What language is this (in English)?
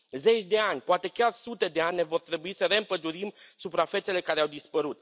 Romanian